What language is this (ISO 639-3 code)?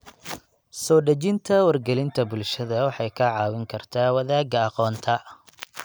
som